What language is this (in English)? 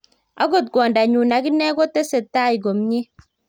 Kalenjin